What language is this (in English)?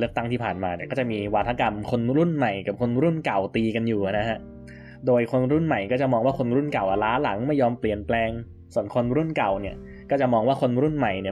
Thai